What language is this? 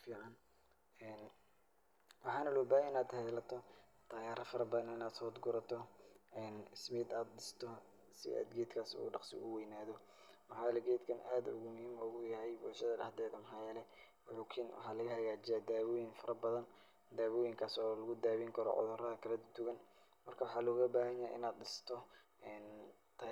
Somali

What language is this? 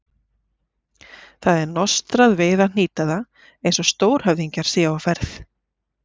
Icelandic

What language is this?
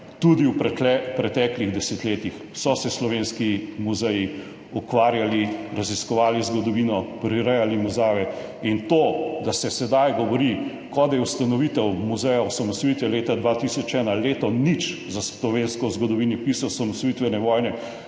Slovenian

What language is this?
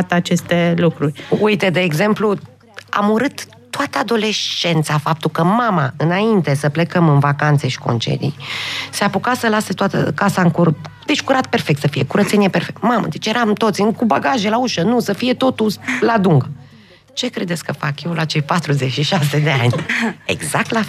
Romanian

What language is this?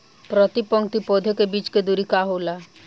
Bhojpuri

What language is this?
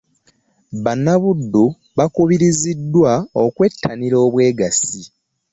Ganda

